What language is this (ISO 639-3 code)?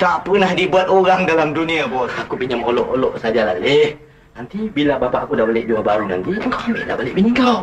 msa